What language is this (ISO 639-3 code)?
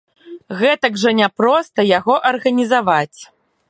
bel